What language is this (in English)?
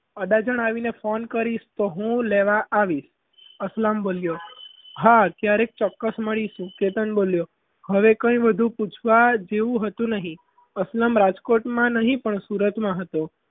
Gujarati